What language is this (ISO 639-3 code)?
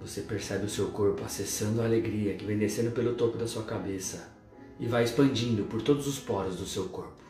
por